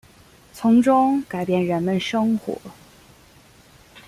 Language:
Chinese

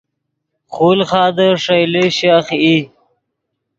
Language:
Yidgha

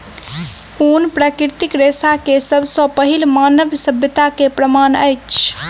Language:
Maithili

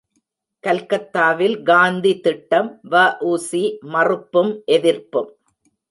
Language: Tamil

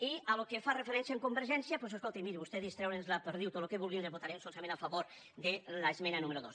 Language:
Catalan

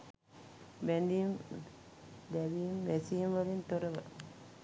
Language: Sinhala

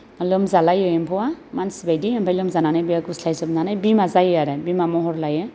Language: Bodo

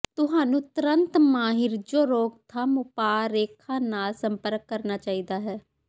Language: Punjabi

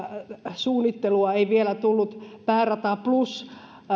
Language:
Finnish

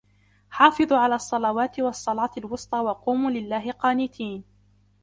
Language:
Arabic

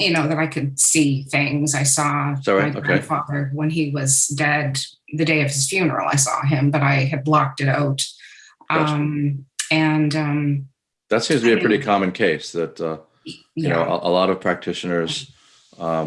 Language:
English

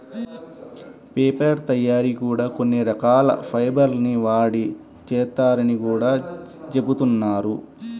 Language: Telugu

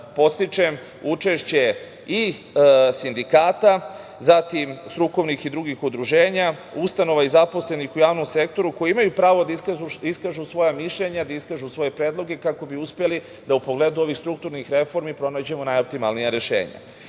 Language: Serbian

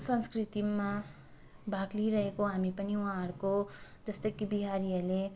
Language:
Nepali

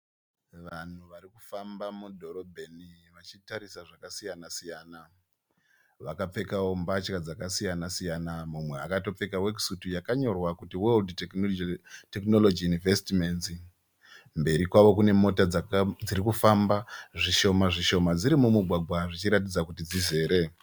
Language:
Shona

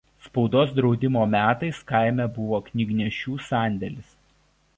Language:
Lithuanian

